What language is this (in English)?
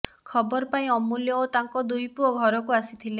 Odia